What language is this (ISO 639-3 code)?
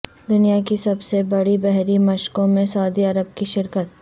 urd